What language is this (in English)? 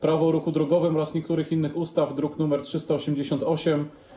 Polish